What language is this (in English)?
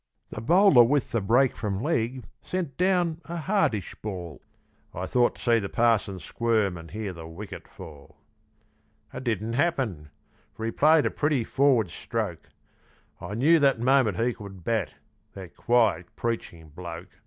English